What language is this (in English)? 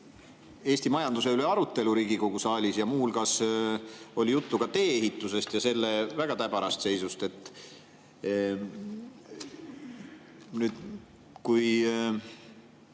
Estonian